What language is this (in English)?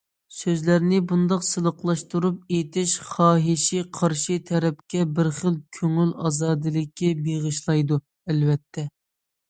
Uyghur